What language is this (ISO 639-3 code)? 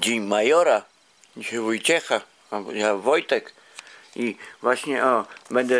pol